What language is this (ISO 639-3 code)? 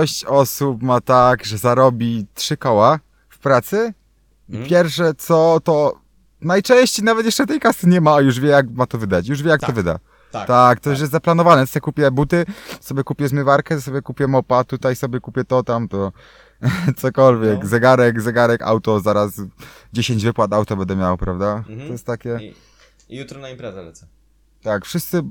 pol